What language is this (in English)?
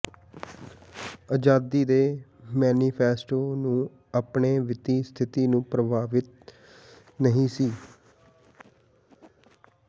Punjabi